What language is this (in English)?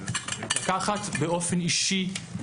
Hebrew